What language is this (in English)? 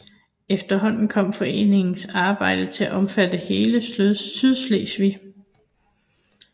Danish